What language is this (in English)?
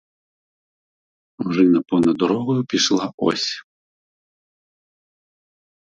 Ukrainian